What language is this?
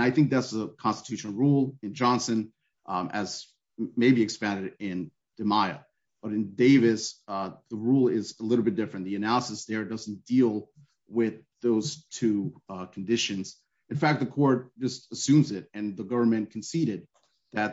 English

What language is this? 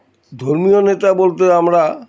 Bangla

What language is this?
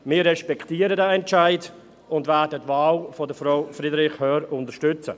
Swiss German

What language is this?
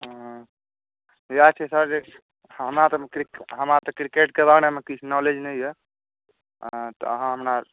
Maithili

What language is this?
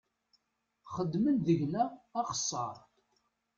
Kabyle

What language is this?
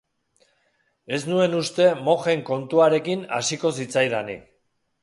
Basque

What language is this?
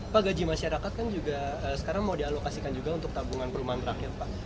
Indonesian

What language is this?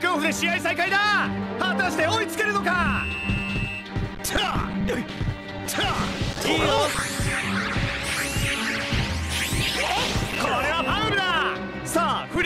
Japanese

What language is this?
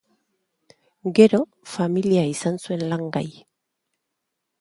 Basque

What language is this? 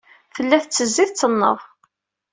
Kabyle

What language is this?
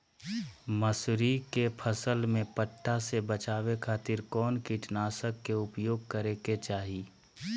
Magahi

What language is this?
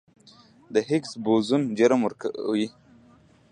Pashto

